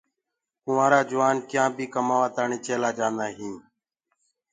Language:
Gurgula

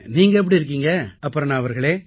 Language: Tamil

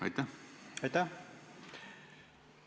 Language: Estonian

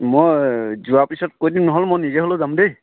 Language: Assamese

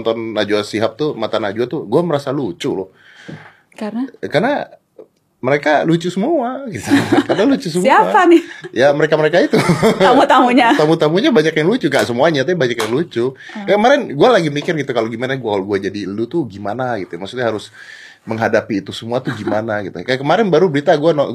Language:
Indonesian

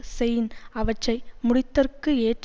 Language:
Tamil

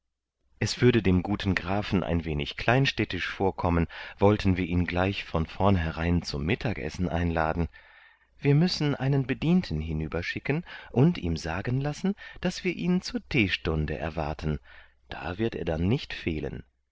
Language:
German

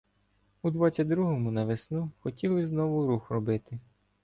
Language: Ukrainian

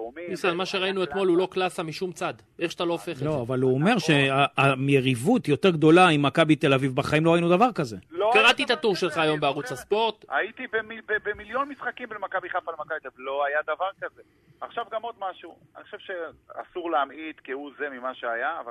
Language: Hebrew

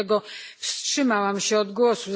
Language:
Polish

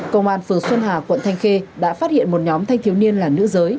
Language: Vietnamese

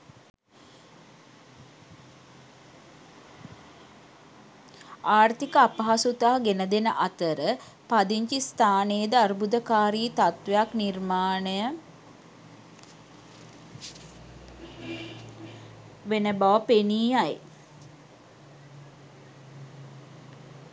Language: Sinhala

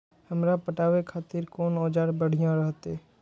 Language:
Maithili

